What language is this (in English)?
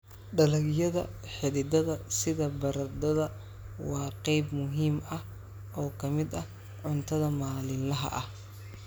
Somali